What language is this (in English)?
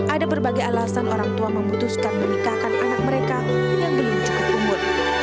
Indonesian